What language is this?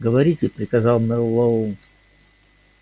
Russian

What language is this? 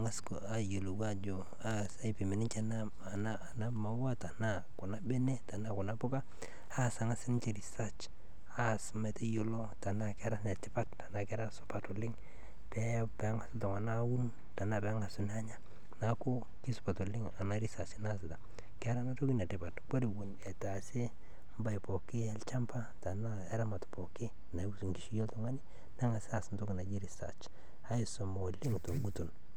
Masai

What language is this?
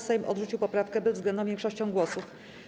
Polish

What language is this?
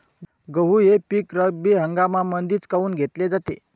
Marathi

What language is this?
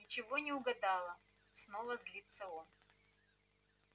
Russian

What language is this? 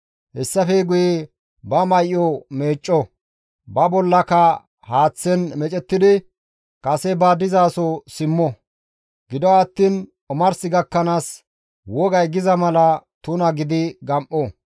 Gamo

